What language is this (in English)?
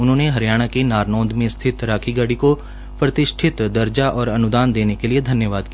Hindi